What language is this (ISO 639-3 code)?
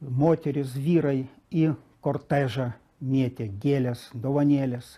lit